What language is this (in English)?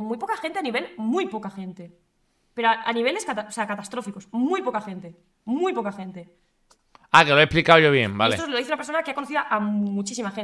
Spanish